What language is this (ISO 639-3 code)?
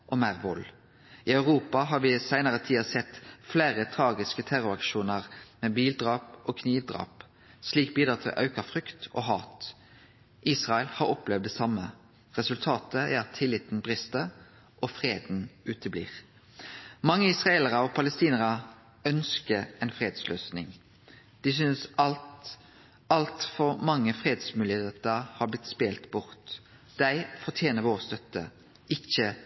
nno